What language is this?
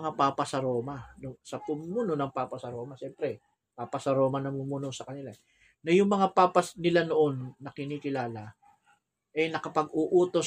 Filipino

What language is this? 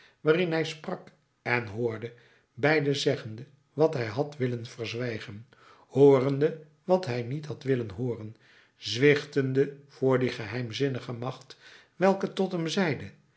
Dutch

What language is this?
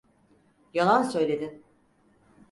Turkish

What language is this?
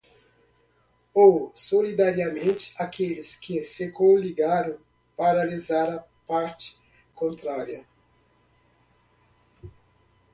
Portuguese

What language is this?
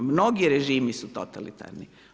Croatian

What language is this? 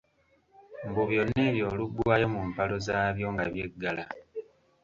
Ganda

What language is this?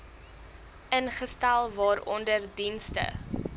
Afrikaans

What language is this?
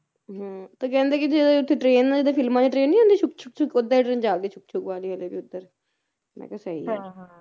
Punjabi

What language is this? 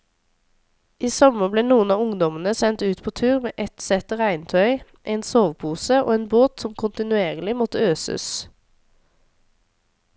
Norwegian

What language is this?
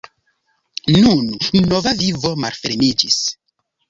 Esperanto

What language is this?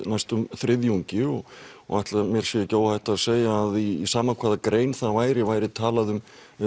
Icelandic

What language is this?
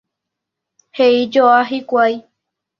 Guarani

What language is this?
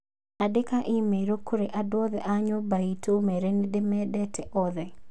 Kikuyu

